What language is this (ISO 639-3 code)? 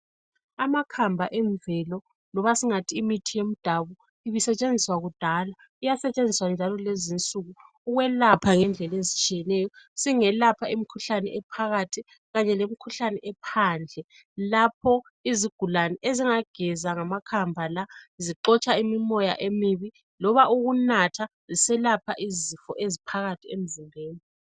nde